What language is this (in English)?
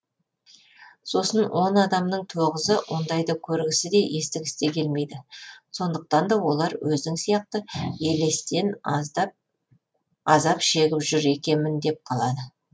Kazakh